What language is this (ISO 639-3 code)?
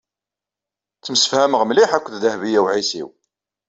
kab